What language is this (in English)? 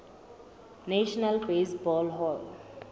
Southern Sotho